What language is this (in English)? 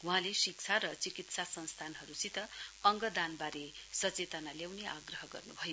Nepali